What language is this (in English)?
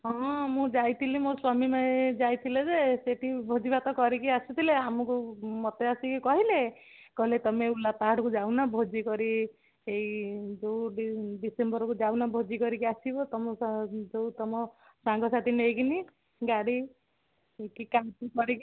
Odia